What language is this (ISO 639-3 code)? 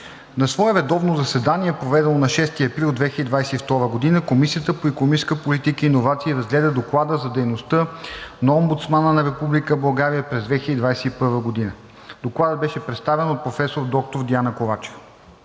bul